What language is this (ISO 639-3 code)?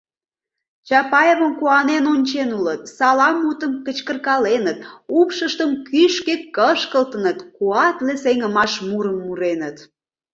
chm